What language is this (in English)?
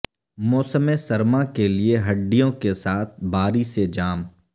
Urdu